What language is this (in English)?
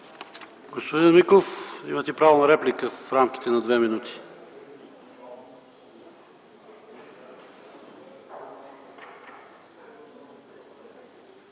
Bulgarian